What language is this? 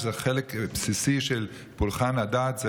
Hebrew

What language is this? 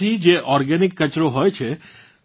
Gujarati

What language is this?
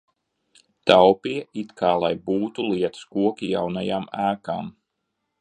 Latvian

